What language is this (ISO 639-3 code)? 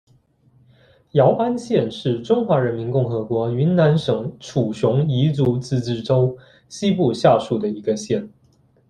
zho